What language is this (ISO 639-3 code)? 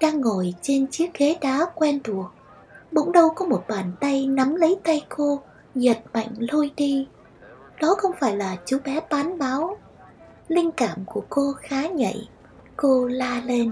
vie